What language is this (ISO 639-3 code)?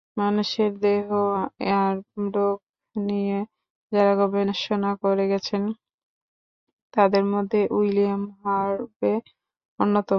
ben